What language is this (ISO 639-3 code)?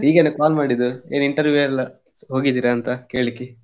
kan